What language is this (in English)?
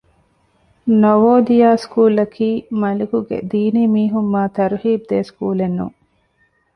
Divehi